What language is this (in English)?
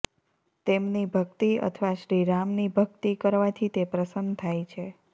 Gujarati